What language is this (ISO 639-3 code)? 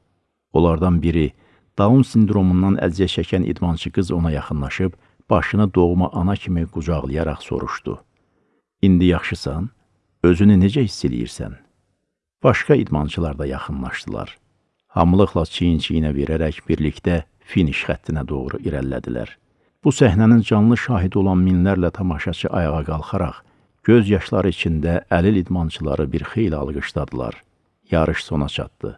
tur